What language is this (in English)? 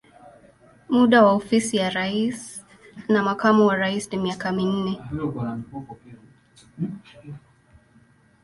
Swahili